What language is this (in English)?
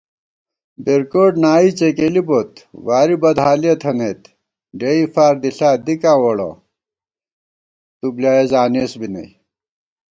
Gawar-Bati